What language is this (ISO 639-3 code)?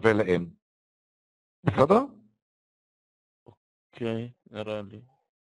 heb